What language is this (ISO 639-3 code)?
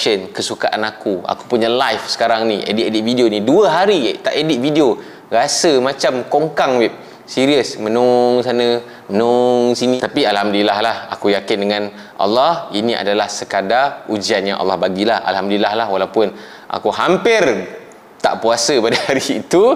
msa